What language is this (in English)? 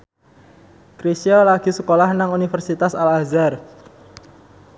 Javanese